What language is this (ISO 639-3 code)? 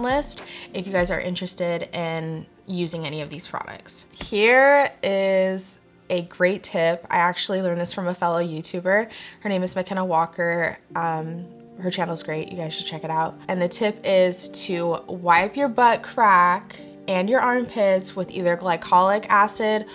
eng